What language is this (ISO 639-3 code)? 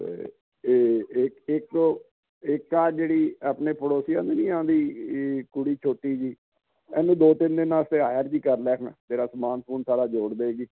pan